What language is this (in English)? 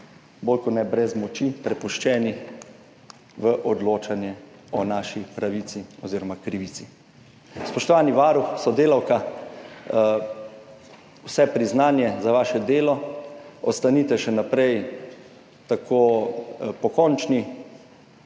Slovenian